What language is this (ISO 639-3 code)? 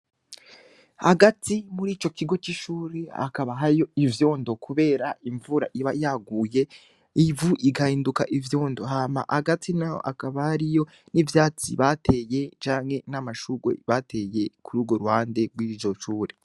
run